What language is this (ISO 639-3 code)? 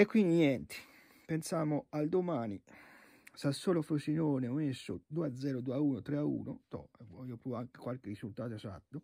ita